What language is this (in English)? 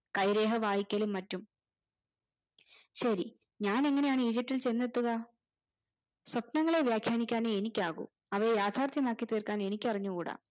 Malayalam